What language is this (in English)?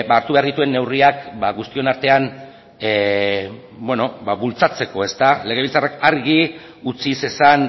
Basque